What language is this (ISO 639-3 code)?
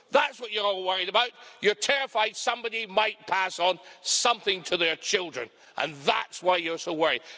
eng